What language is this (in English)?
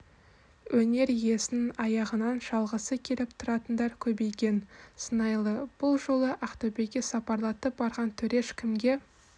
Kazakh